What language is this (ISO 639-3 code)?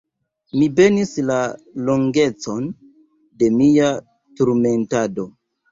epo